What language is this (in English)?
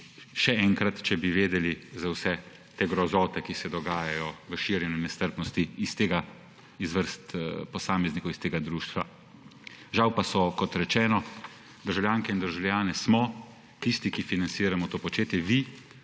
Slovenian